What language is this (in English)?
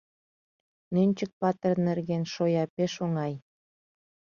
Mari